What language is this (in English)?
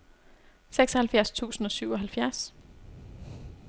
Danish